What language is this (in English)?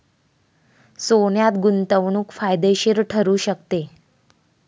Marathi